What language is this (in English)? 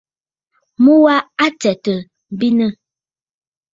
Bafut